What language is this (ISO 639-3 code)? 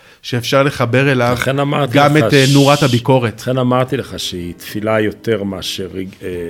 heb